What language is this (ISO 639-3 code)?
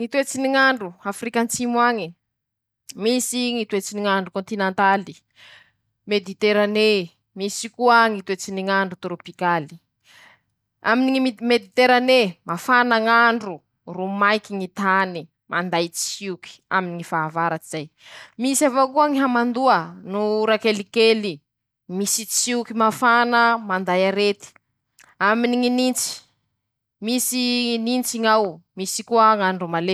msh